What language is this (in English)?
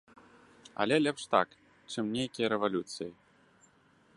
Belarusian